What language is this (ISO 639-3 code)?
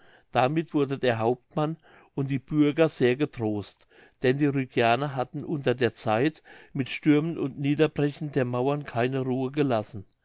deu